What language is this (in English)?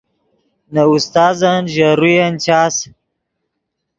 Yidgha